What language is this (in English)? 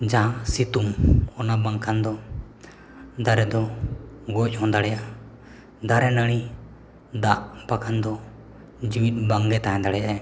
Santali